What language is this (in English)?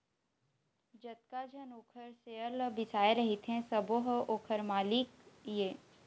Chhattisgarhi